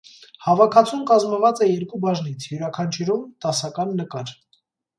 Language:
Armenian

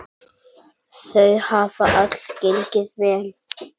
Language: Icelandic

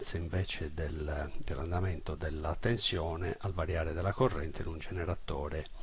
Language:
Italian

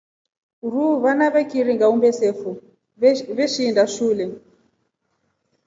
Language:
Rombo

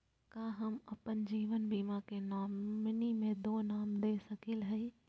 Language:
Magahi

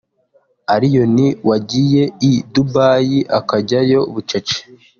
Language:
Kinyarwanda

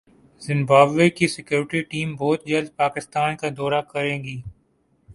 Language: Urdu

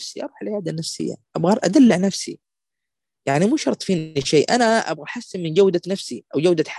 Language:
Arabic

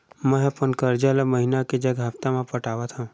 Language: Chhattisgarhi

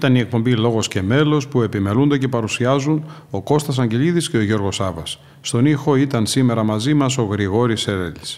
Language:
Greek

